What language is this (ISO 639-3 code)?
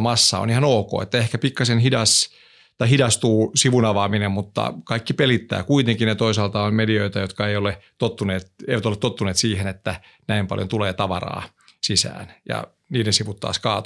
fin